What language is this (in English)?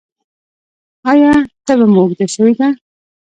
Pashto